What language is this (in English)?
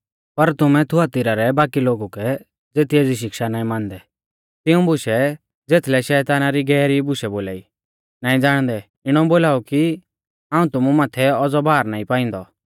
Mahasu Pahari